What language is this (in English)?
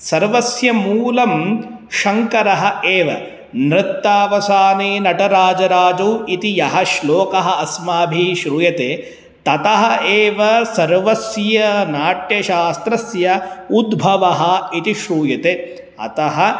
Sanskrit